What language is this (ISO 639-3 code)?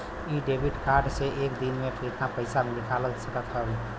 bho